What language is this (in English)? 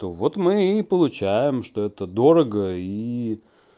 Russian